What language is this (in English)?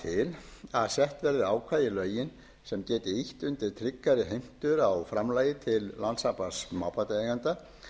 Icelandic